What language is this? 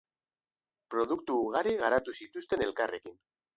Basque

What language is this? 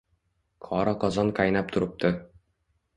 Uzbek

